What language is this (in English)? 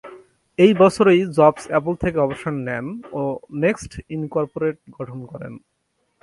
Bangla